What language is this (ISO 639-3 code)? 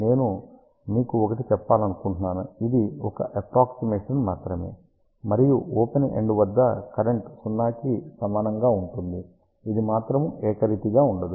tel